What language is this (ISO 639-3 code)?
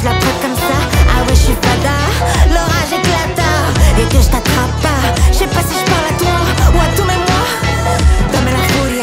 spa